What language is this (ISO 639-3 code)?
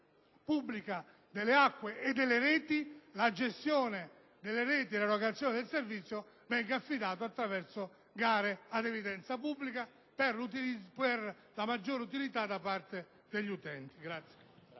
ita